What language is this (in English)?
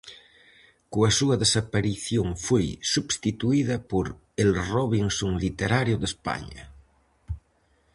Galician